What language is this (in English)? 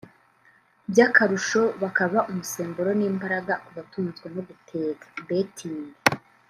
Kinyarwanda